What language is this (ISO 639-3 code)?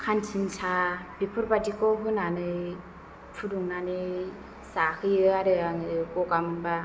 brx